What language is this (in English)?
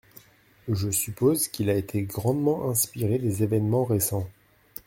French